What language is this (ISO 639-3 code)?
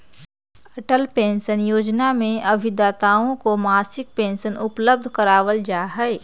mag